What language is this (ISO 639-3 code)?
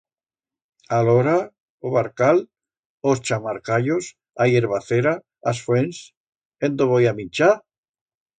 arg